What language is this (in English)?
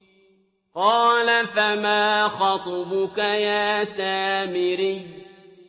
Arabic